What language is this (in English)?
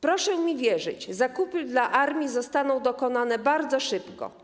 Polish